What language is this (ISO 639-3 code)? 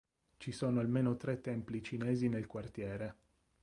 ita